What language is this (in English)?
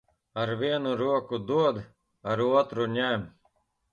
Latvian